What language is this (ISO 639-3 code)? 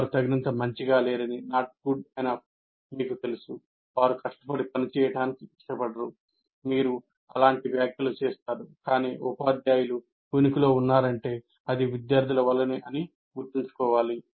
tel